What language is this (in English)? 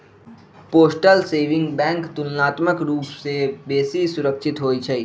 Magahi